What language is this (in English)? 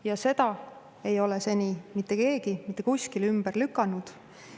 Estonian